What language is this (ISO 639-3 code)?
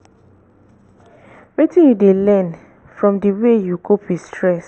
pcm